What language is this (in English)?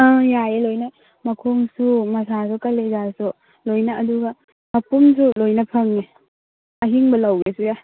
Manipuri